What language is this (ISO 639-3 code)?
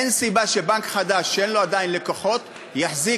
heb